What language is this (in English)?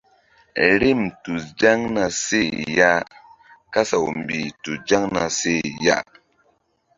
Mbum